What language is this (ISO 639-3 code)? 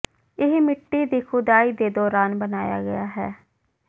pan